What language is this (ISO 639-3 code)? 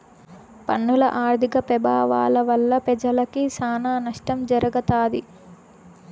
tel